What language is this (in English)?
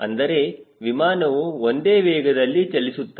Kannada